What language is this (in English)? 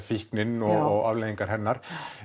Icelandic